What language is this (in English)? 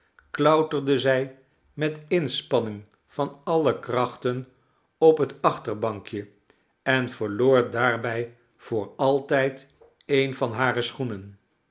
Dutch